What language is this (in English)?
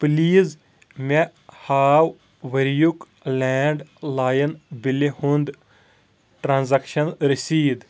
Kashmiri